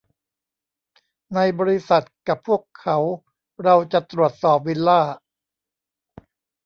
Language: Thai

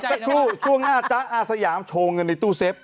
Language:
Thai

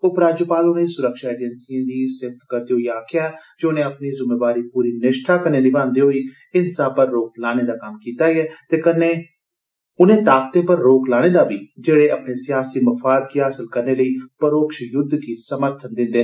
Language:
Dogri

